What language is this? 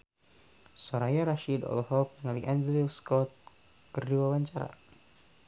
Sundanese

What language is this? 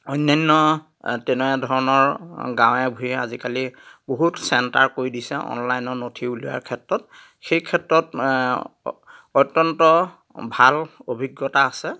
Assamese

